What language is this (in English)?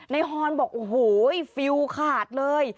Thai